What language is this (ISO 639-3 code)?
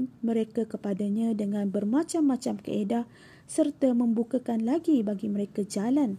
msa